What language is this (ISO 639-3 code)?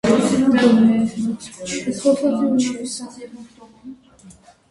hye